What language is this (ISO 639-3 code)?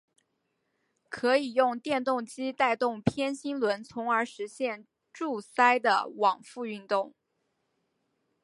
zho